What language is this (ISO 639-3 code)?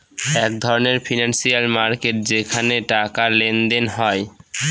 ben